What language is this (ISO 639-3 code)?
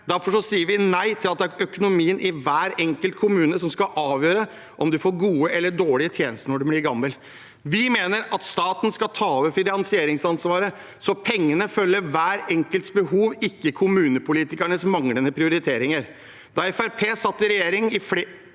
nor